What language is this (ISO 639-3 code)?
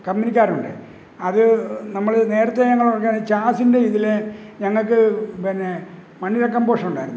mal